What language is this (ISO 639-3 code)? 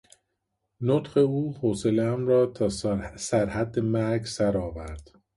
fas